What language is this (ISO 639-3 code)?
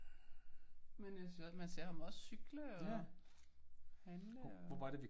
dan